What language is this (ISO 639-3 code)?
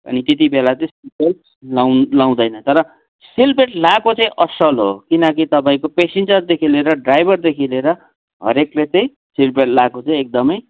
nep